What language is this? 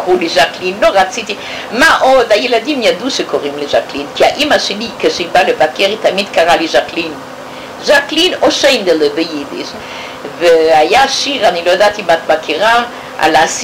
Hebrew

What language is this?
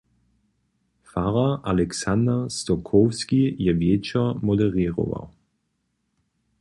Upper Sorbian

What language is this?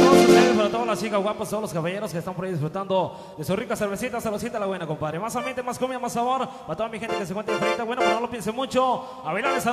Spanish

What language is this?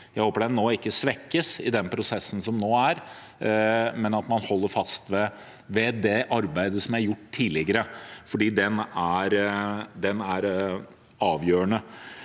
Norwegian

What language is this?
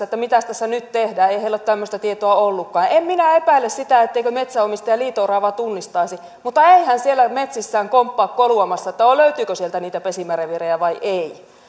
Finnish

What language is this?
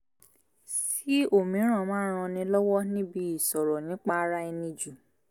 Yoruba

